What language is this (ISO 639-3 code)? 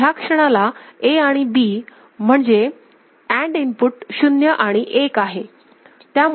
mar